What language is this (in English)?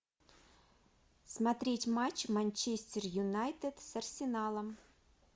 Russian